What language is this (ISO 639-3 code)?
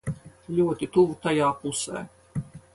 lav